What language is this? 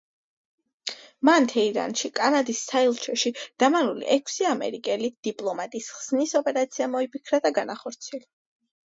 Georgian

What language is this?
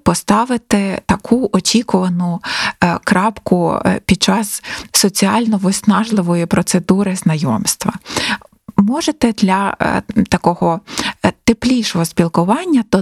Ukrainian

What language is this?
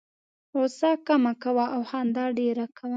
Pashto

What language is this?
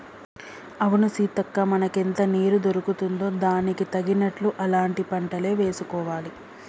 Telugu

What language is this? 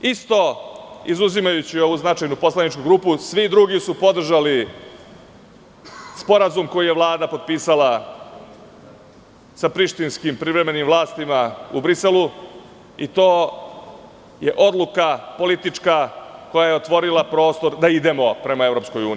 Serbian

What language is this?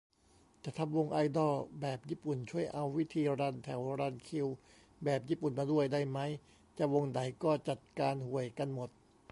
Thai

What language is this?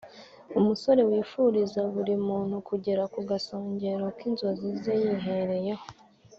Kinyarwanda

